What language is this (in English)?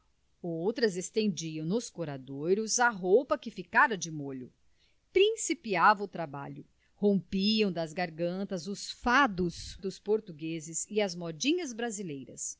Portuguese